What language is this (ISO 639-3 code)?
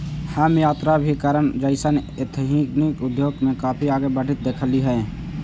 mag